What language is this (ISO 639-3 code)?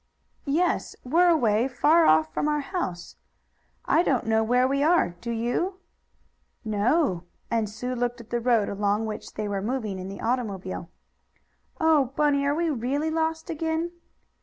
eng